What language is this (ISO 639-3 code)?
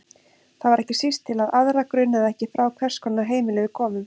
isl